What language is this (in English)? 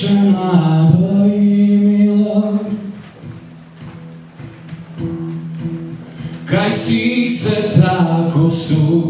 Romanian